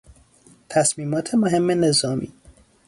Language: Persian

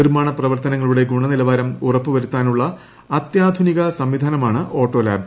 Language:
Malayalam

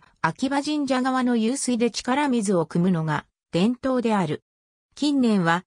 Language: Japanese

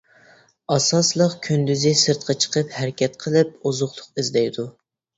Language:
Uyghur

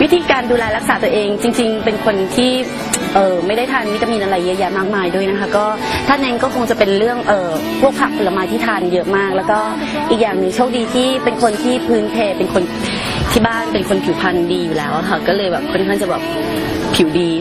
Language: Thai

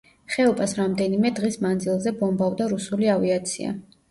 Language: Georgian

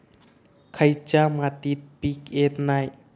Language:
Marathi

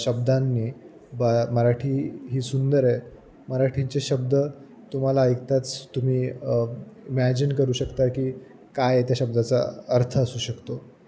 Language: Marathi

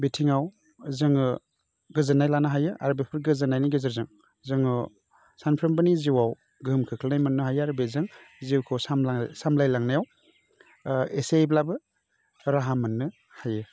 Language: Bodo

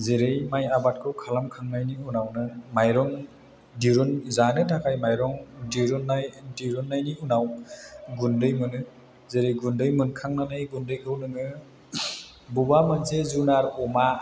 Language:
Bodo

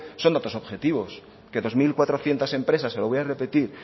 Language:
Spanish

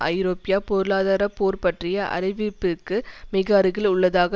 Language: Tamil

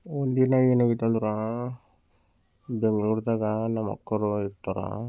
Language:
Kannada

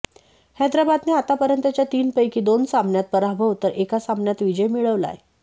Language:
Marathi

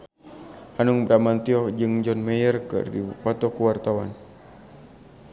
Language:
Sundanese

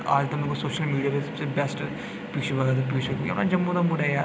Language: Dogri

